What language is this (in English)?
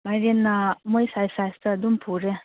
Manipuri